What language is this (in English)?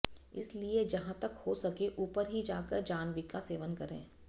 Sanskrit